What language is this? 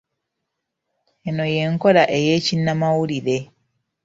Ganda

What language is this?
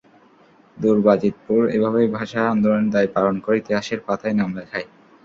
Bangla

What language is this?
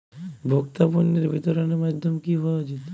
Bangla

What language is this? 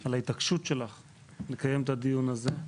Hebrew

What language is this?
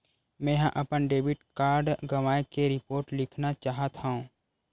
Chhattisgarhi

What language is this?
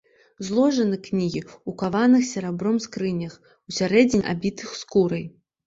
Belarusian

